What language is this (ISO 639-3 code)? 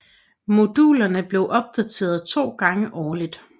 dan